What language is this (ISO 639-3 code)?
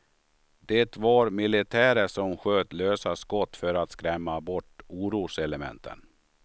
swe